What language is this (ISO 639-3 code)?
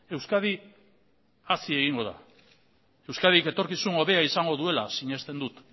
eus